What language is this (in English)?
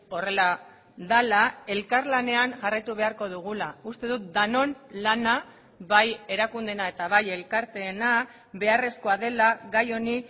Basque